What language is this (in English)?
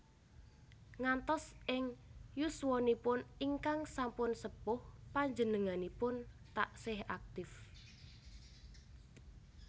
Javanese